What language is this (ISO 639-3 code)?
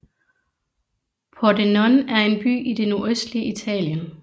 dan